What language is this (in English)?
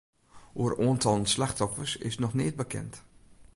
Western Frisian